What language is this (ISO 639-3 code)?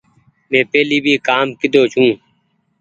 gig